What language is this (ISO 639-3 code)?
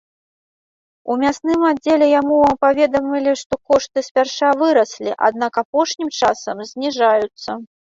bel